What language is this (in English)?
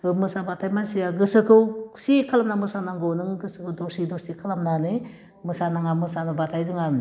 Bodo